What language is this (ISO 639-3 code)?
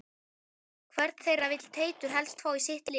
isl